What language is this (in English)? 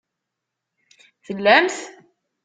Kabyle